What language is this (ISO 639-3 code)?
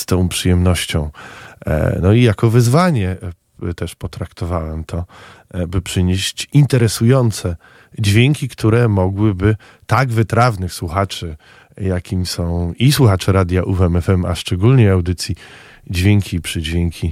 pol